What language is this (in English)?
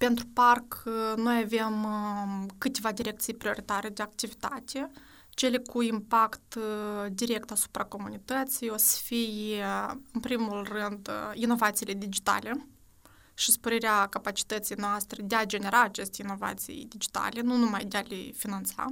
Romanian